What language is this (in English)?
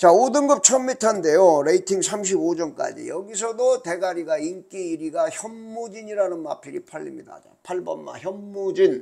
Korean